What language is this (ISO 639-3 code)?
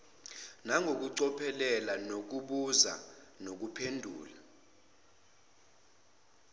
zul